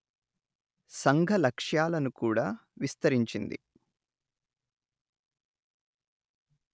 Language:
Telugu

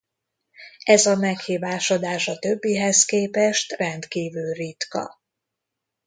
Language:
Hungarian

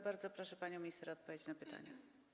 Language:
Polish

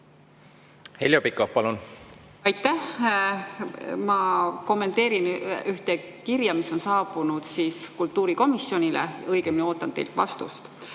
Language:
Estonian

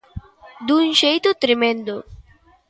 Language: Galician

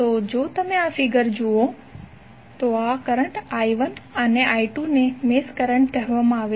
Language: Gujarati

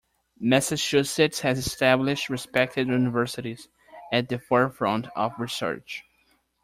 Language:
English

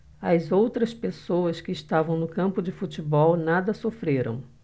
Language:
Portuguese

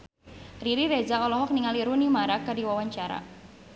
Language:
Sundanese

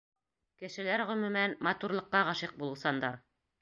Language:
Bashkir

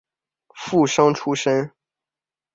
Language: Chinese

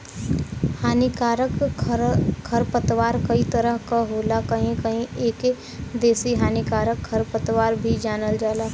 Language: Bhojpuri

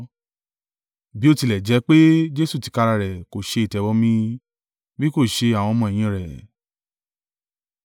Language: Yoruba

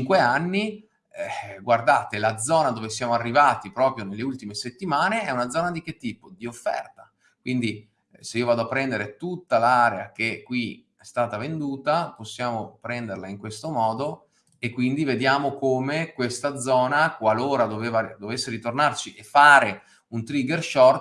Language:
Italian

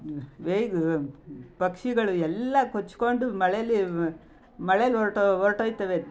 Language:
Kannada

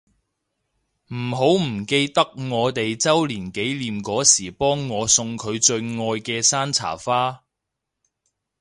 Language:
Cantonese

